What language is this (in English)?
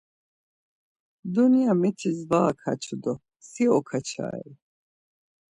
Laz